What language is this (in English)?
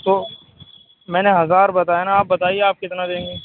Urdu